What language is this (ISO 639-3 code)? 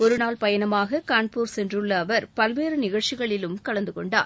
tam